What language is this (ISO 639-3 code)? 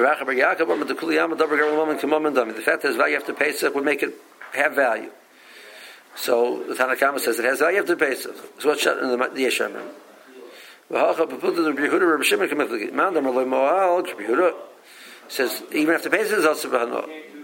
eng